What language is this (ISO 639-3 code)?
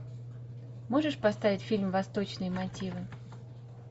rus